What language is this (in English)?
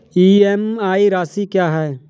Hindi